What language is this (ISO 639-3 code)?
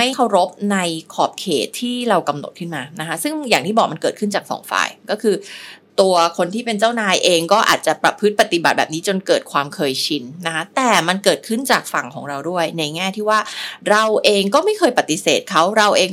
tha